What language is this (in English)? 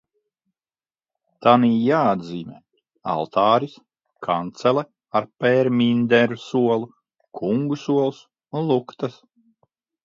Latvian